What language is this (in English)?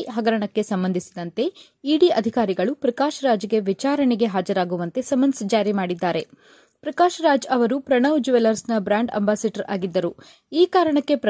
Kannada